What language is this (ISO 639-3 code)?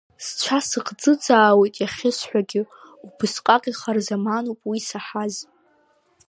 abk